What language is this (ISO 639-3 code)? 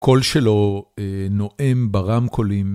heb